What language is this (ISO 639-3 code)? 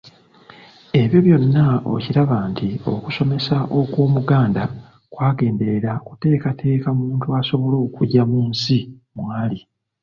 lug